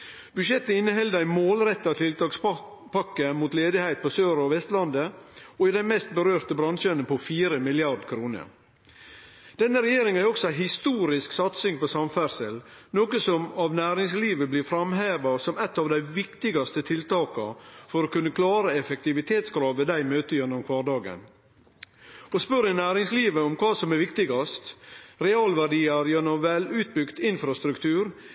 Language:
Norwegian Nynorsk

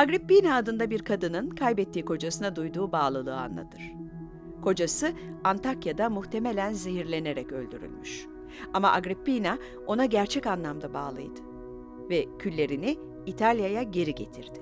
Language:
Turkish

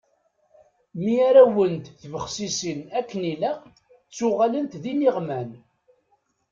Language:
Kabyle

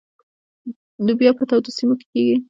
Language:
Pashto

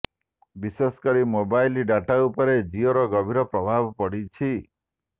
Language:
Odia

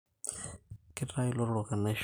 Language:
Masai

